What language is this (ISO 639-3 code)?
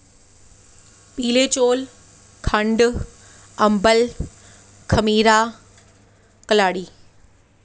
doi